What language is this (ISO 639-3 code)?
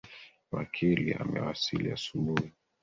swa